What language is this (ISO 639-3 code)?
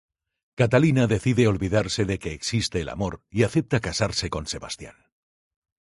spa